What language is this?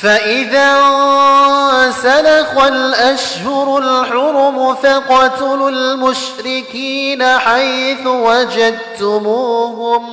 Arabic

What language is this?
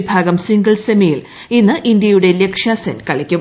Malayalam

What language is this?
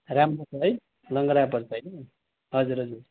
Nepali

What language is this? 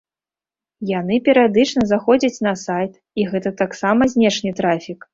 Belarusian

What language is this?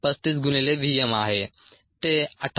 Marathi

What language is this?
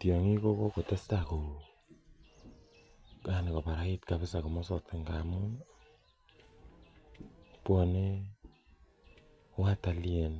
Kalenjin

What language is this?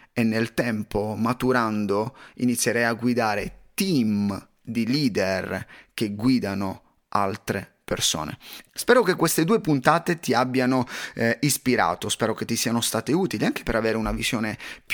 Italian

